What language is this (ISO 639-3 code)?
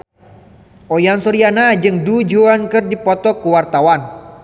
sun